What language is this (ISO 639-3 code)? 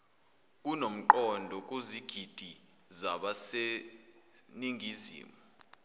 zul